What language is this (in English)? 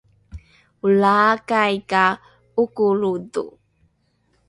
Rukai